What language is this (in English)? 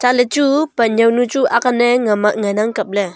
Wancho Naga